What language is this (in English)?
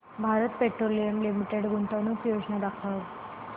Marathi